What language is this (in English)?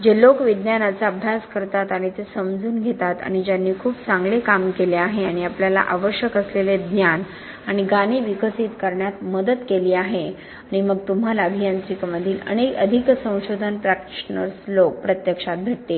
Marathi